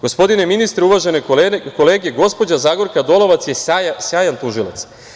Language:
Serbian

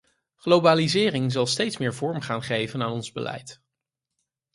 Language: Dutch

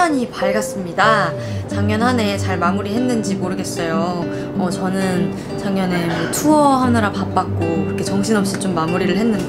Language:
Korean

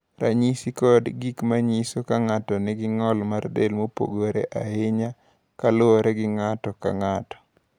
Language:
Luo (Kenya and Tanzania)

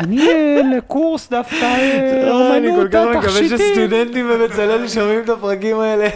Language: Hebrew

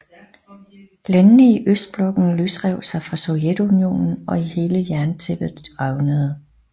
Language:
Danish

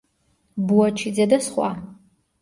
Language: Georgian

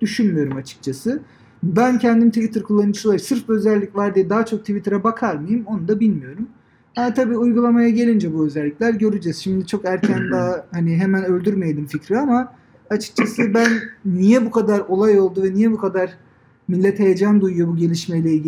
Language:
Turkish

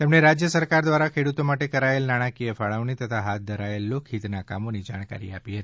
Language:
Gujarati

